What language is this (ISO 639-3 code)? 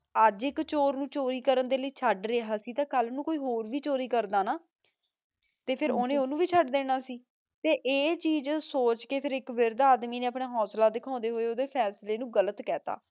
pan